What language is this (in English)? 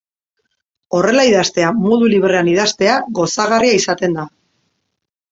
Basque